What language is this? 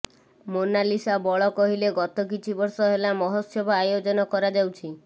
Odia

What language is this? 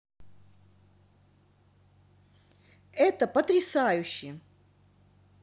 Russian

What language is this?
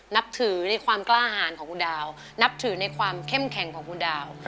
Thai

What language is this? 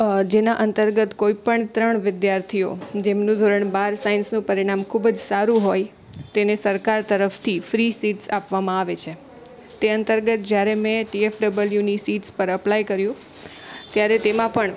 Gujarati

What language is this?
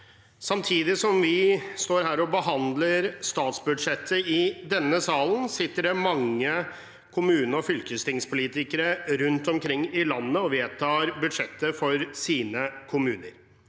Norwegian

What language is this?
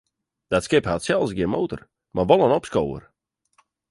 Western Frisian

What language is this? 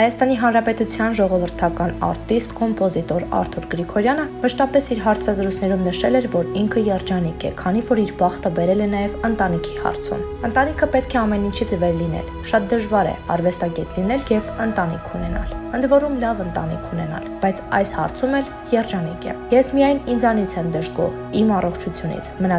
Romanian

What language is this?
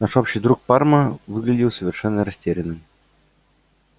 Russian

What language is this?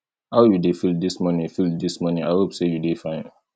Nigerian Pidgin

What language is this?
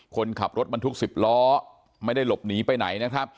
Thai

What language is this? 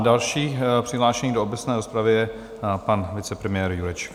Czech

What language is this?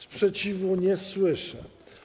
Polish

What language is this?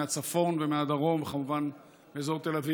Hebrew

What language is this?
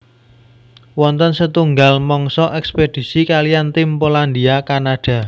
Javanese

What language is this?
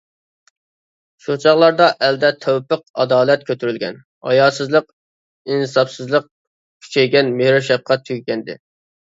Uyghur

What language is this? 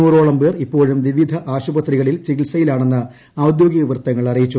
Malayalam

